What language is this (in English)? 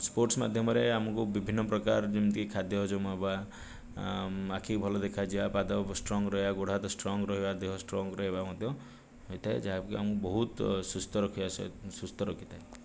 Odia